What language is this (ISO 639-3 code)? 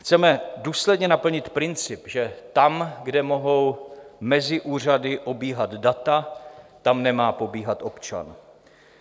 ces